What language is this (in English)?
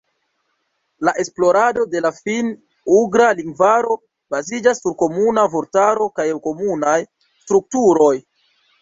Esperanto